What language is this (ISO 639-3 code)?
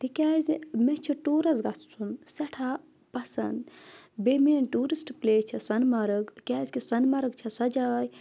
kas